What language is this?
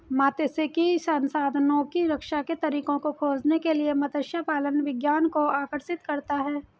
Hindi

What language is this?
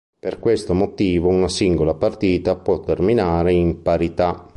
Italian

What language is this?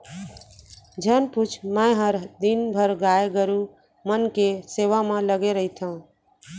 Chhattisgarhi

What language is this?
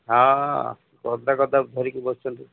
Odia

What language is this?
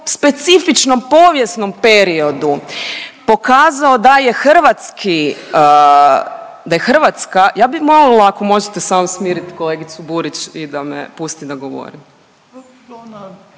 Croatian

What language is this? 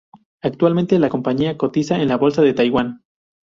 Spanish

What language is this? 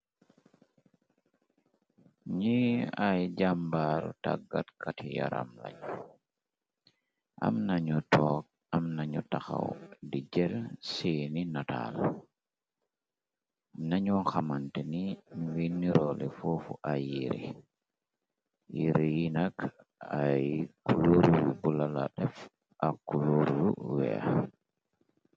Wolof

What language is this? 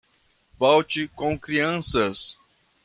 Portuguese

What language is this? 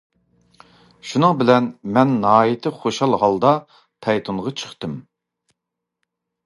Uyghur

